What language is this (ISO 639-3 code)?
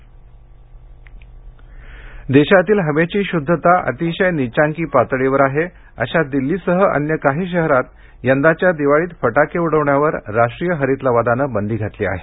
mar